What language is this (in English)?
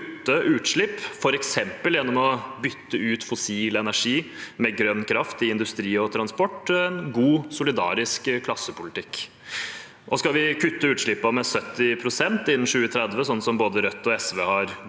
Norwegian